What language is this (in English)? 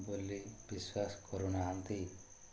Odia